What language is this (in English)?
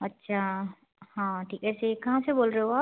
Hindi